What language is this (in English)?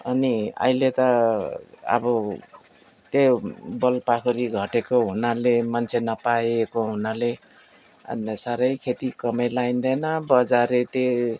Nepali